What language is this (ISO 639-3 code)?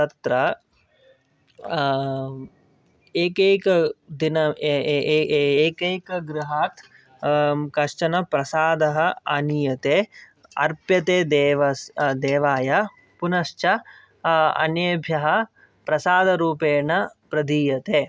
san